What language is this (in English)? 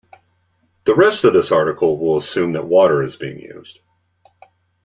English